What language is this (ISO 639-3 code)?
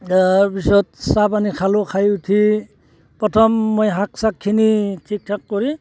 asm